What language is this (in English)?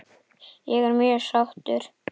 Icelandic